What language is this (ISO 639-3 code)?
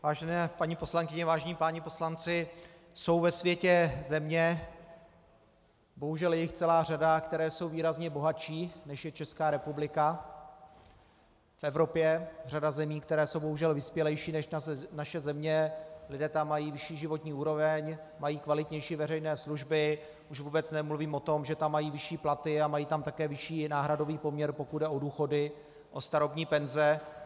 ces